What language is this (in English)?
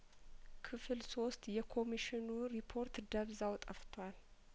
Amharic